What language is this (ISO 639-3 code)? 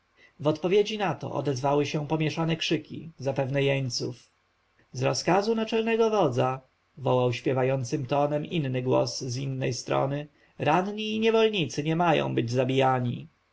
pol